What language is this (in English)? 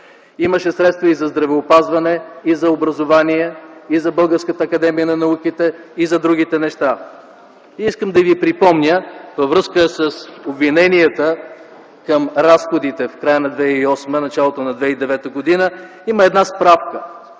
Bulgarian